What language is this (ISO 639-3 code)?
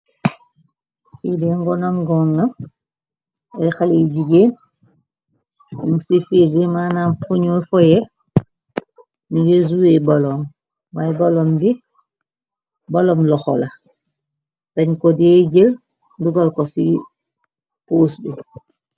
wol